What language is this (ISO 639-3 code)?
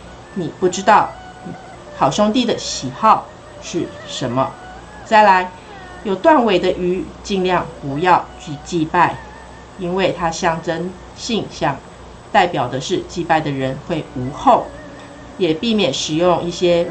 zho